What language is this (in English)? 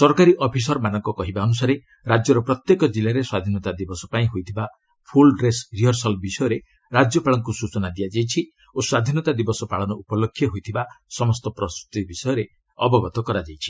Odia